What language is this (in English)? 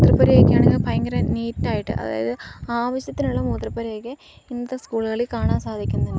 Malayalam